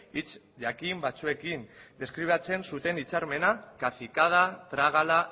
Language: Basque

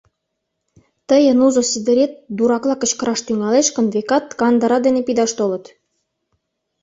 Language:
Mari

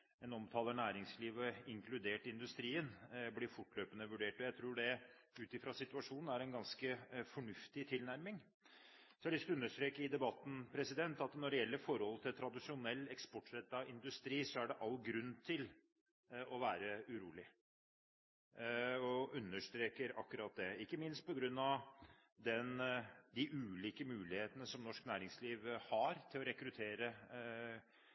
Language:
Norwegian Bokmål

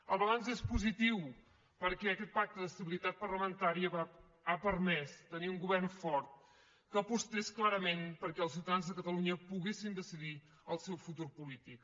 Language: Catalan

